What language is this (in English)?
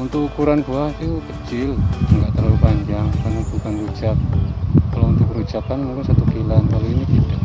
Indonesian